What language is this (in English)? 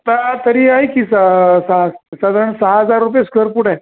Marathi